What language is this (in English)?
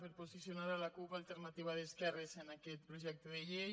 Catalan